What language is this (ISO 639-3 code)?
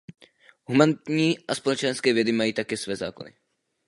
ces